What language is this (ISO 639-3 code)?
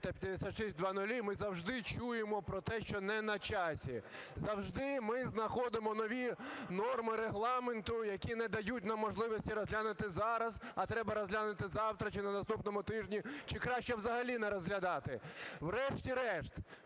ukr